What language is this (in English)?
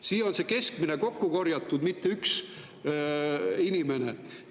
Estonian